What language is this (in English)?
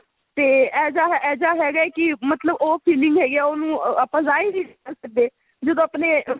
Punjabi